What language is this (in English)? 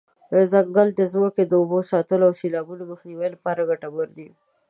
Pashto